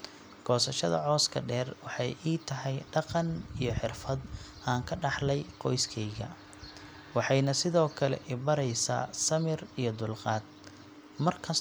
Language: Somali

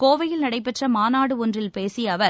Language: Tamil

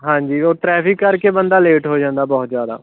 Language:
Punjabi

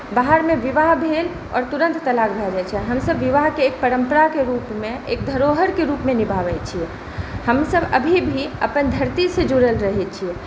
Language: Maithili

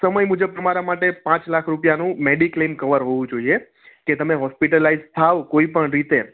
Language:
Gujarati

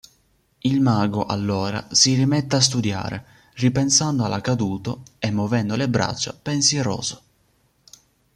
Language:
Italian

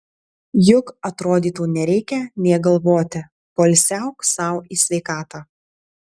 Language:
Lithuanian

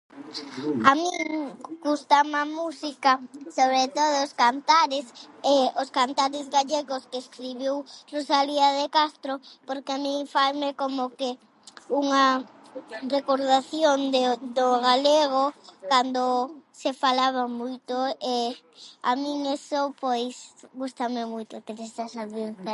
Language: Galician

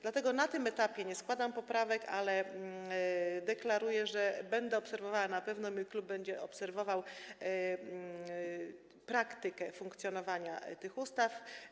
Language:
Polish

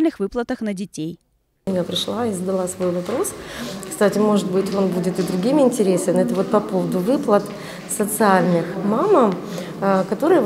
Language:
Russian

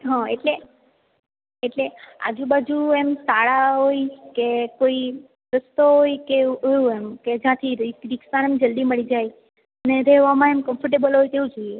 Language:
Gujarati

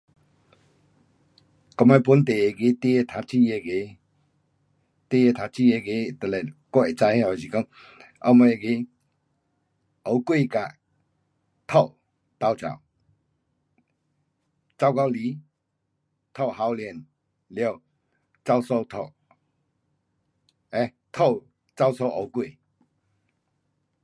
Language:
Pu-Xian Chinese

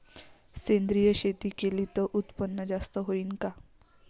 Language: Marathi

